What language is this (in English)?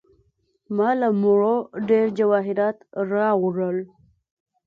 Pashto